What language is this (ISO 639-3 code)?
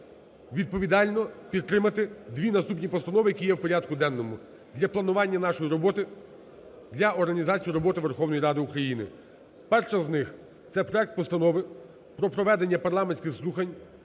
ukr